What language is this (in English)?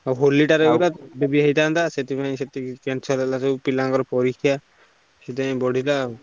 Odia